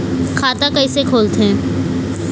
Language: Chhattisgarhi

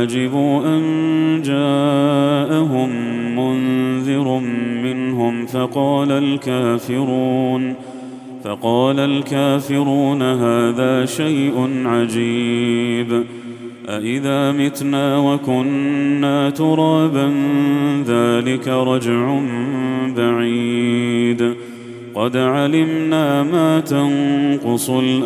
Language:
Arabic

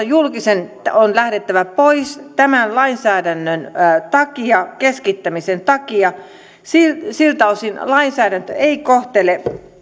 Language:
Finnish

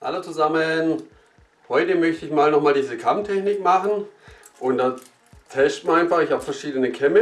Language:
German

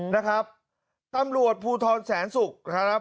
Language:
Thai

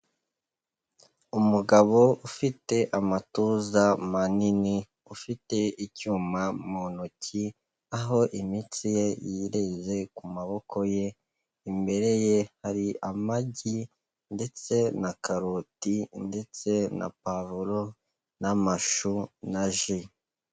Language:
Kinyarwanda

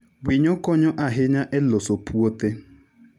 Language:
Luo (Kenya and Tanzania)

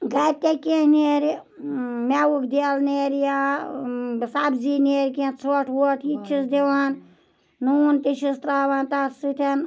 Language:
Kashmiri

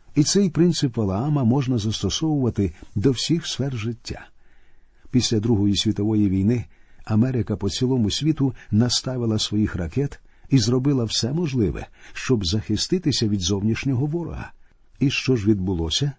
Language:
Ukrainian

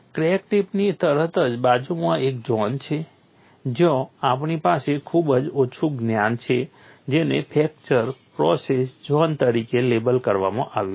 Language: Gujarati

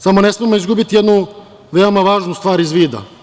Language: Serbian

